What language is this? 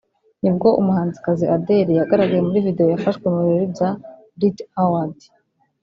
Kinyarwanda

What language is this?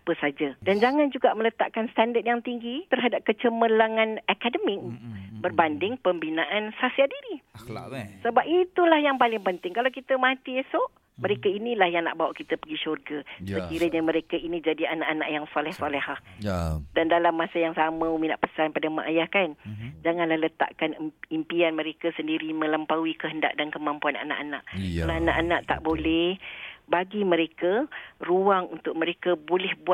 Malay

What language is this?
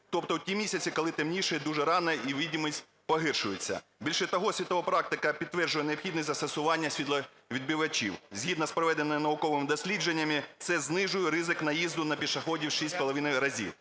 Ukrainian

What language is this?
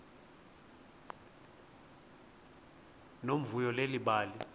Xhosa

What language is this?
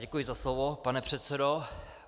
Czech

